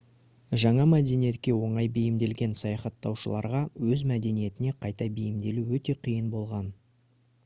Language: Kazakh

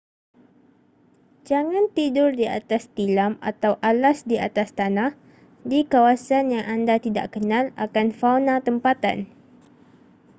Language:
Malay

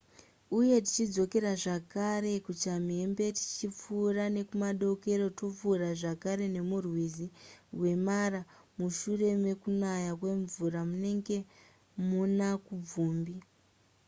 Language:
Shona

